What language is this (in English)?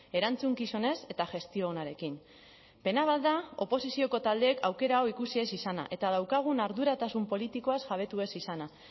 Basque